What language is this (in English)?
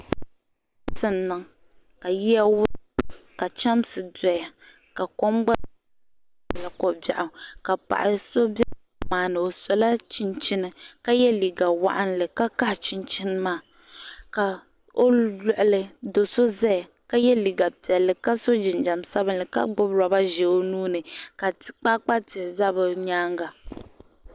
Dagbani